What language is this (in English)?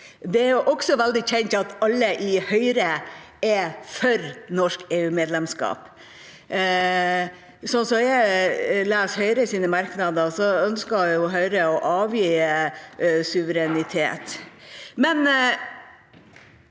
Norwegian